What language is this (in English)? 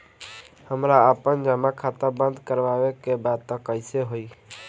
Bhojpuri